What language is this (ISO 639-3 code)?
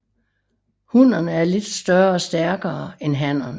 dan